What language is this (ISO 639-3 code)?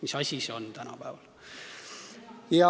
est